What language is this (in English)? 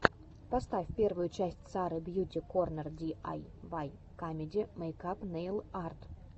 Russian